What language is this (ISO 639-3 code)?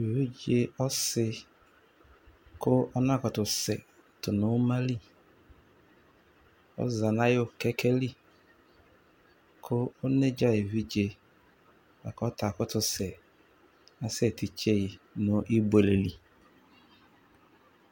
kpo